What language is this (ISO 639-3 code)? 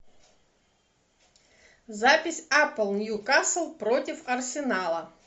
rus